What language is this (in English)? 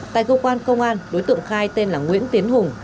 Vietnamese